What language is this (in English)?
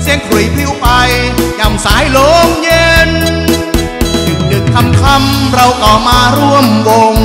Thai